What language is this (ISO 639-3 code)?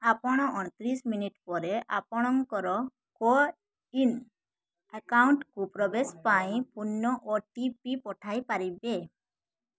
ori